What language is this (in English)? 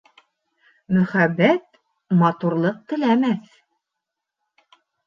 Bashkir